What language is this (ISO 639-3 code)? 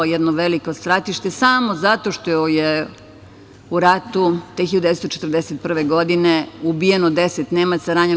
srp